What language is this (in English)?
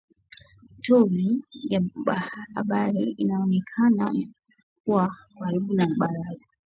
Swahili